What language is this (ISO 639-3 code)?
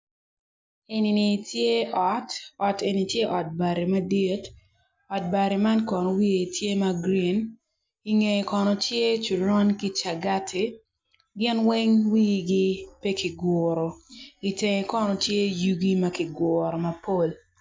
ach